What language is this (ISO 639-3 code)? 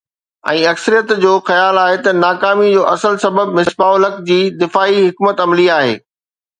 snd